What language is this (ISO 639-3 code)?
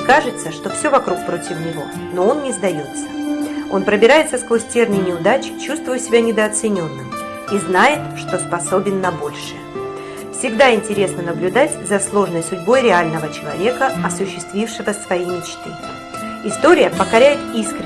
rus